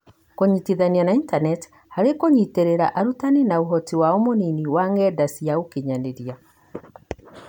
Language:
Kikuyu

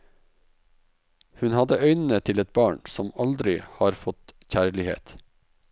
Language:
Norwegian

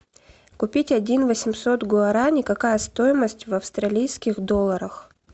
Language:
Russian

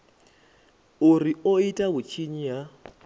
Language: Venda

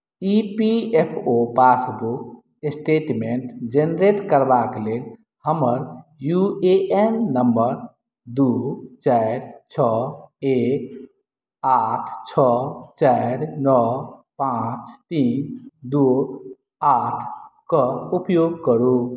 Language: Maithili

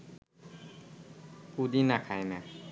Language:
Bangla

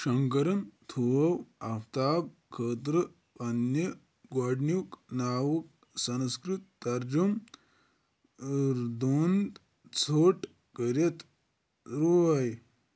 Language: Kashmiri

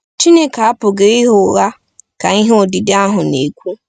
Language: Igbo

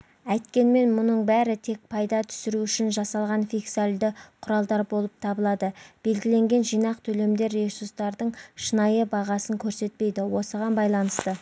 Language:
Kazakh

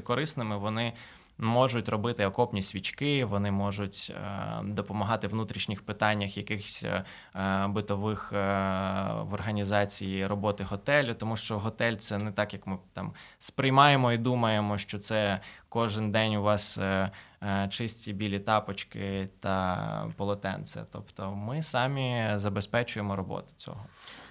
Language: Ukrainian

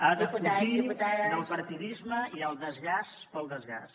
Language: Catalan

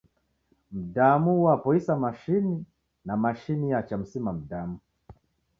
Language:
Taita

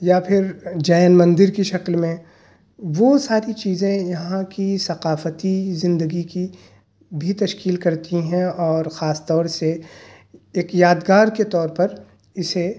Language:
Urdu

